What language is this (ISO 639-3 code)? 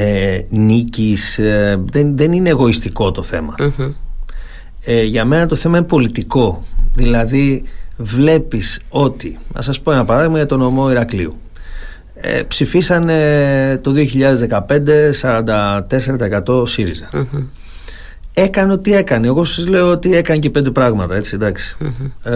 ell